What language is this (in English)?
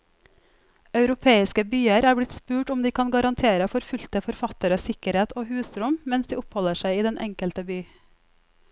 Norwegian